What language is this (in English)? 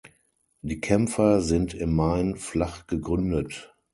German